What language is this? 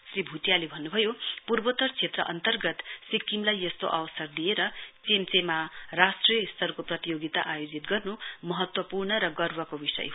Nepali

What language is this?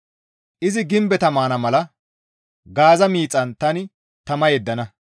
Gamo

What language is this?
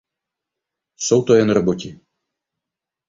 Czech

